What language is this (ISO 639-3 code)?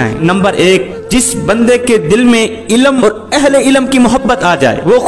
hin